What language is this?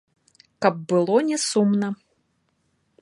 Belarusian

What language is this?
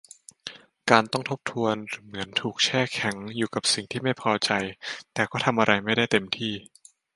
Thai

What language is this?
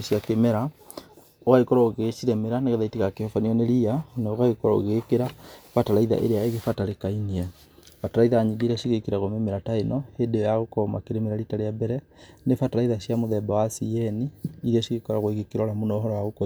Kikuyu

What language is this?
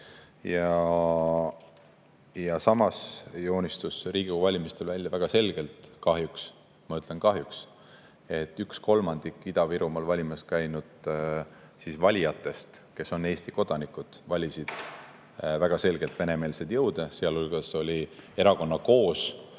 Estonian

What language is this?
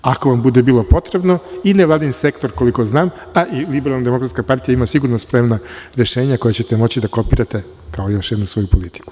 Serbian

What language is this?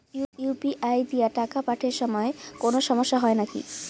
Bangla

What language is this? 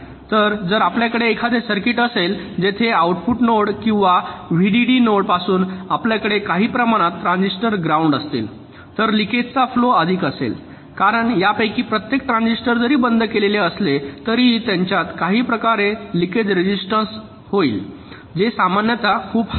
Marathi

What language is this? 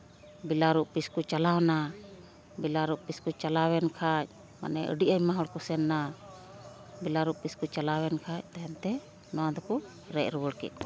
Santali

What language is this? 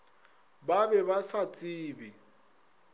Northern Sotho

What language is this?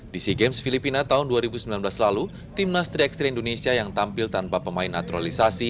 Indonesian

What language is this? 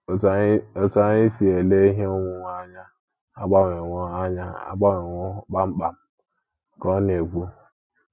Igbo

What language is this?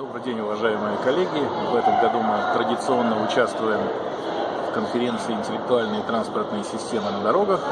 Russian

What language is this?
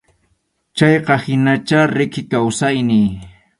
Arequipa-La Unión Quechua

